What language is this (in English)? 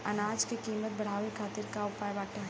Bhojpuri